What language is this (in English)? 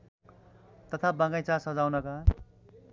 Nepali